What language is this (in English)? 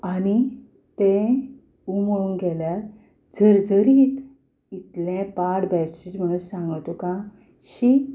Konkani